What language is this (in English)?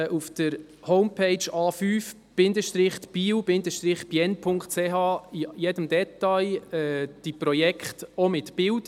Swiss German